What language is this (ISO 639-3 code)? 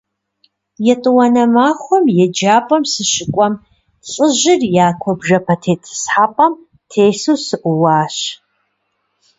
kbd